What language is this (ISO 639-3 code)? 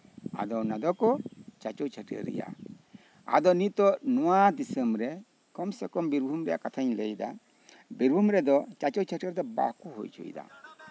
sat